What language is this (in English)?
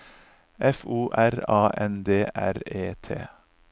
Norwegian